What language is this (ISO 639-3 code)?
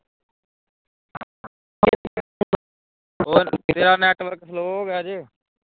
pan